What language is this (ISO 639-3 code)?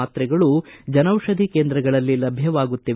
kan